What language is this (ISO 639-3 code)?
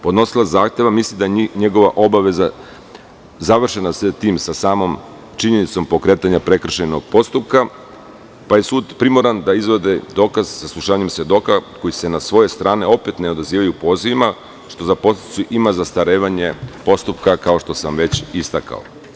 srp